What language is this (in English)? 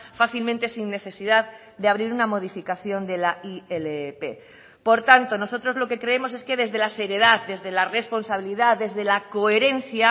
Spanish